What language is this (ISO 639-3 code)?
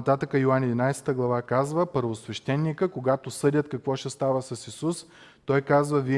bul